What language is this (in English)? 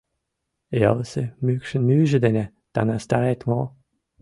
Mari